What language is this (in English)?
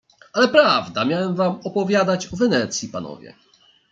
Polish